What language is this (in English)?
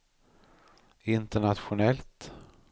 Swedish